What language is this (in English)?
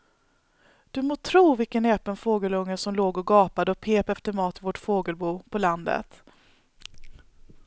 Swedish